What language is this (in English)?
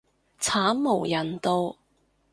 Cantonese